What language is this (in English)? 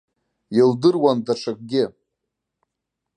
Abkhazian